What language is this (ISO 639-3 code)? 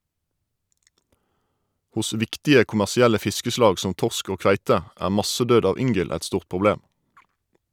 nor